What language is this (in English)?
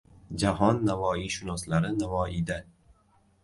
Uzbek